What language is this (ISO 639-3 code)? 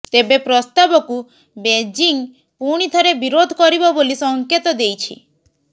ori